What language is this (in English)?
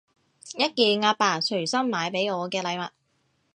Cantonese